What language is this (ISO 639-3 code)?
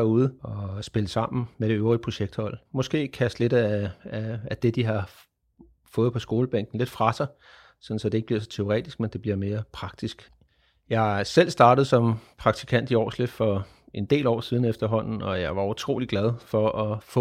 dan